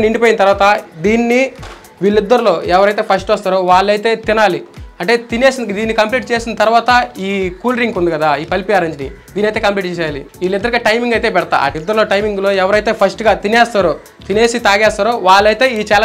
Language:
Telugu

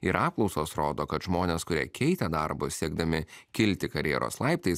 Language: Lithuanian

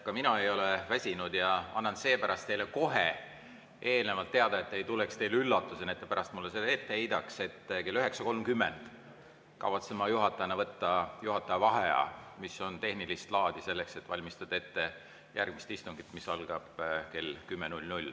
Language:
Estonian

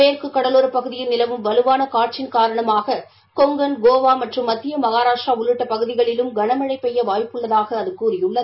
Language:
Tamil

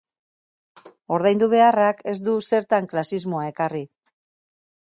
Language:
Basque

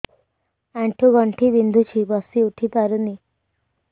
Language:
Odia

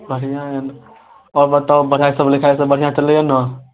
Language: Maithili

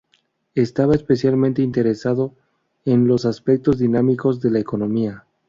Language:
Spanish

